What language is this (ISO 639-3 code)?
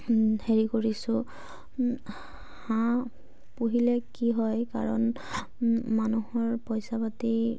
asm